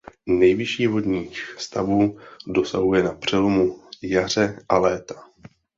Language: Czech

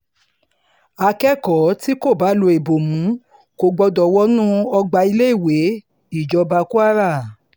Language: Yoruba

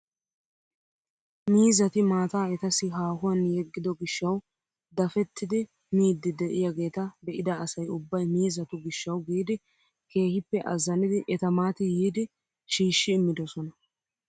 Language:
Wolaytta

